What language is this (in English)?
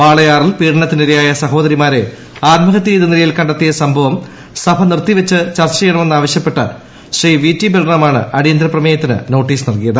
Malayalam